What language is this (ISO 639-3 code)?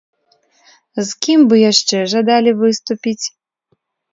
bel